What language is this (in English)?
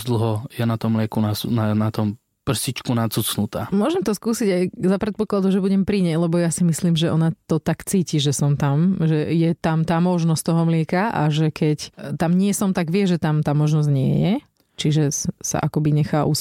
Slovak